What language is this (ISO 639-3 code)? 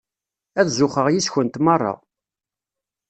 kab